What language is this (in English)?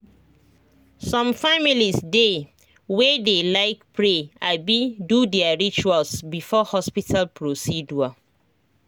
Nigerian Pidgin